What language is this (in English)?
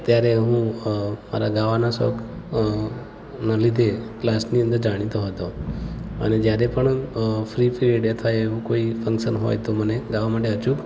Gujarati